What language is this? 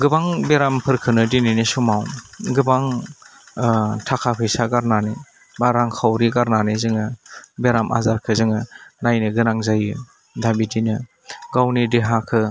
Bodo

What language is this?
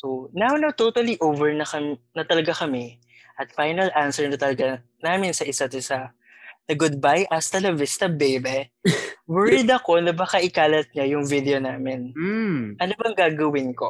Filipino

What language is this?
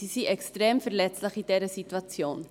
Swiss German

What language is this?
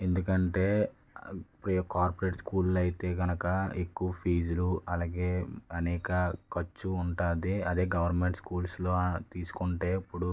Telugu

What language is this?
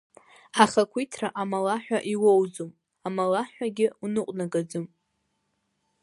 Abkhazian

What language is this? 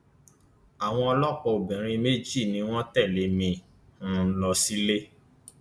Yoruba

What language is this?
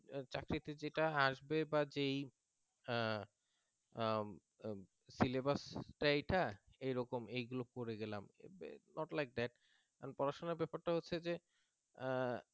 Bangla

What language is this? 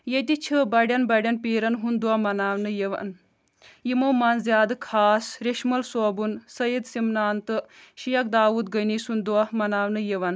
Kashmiri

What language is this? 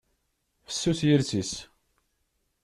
Kabyle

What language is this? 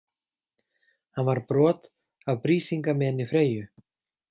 Icelandic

